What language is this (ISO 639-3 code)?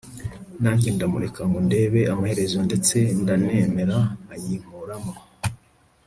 kin